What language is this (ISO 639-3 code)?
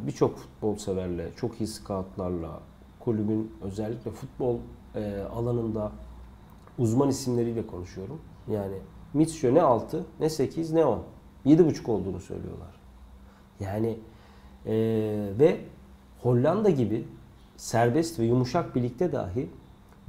tur